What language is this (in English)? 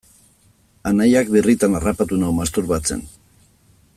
Basque